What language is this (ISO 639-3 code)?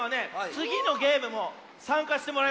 jpn